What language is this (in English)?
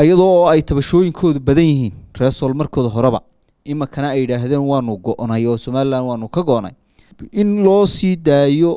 Arabic